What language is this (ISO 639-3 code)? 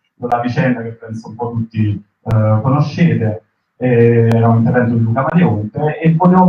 ita